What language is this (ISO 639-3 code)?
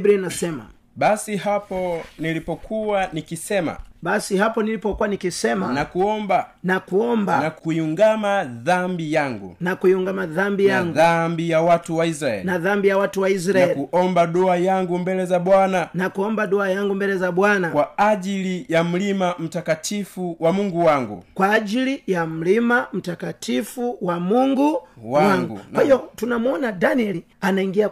swa